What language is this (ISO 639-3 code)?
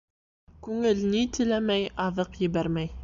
bak